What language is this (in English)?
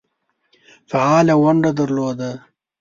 Pashto